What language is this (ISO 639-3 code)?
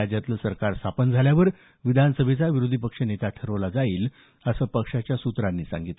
mar